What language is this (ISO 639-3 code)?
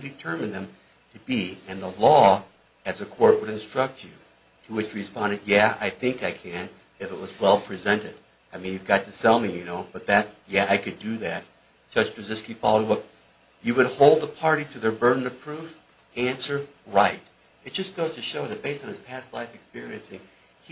eng